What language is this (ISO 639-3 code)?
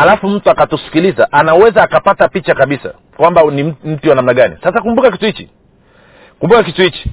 swa